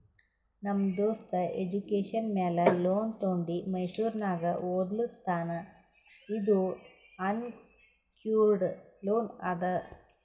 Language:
Kannada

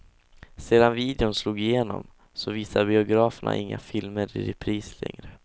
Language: Swedish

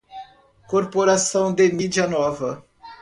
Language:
Portuguese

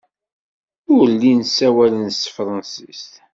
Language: Kabyle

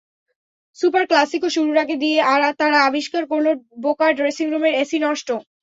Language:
Bangla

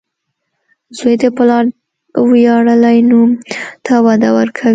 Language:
Pashto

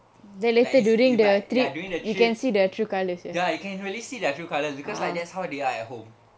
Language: English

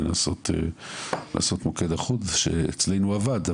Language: Hebrew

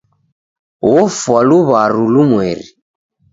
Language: Taita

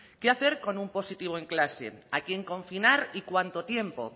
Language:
Spanish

